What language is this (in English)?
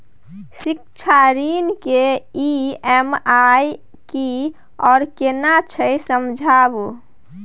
Maithili